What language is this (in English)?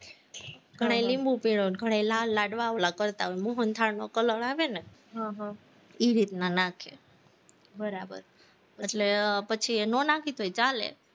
Gujarati